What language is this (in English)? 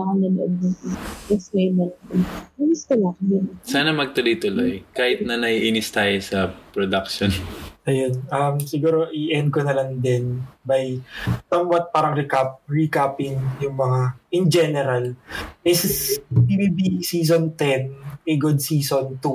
Filipino